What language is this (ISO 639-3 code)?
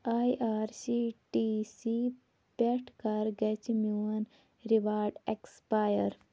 kas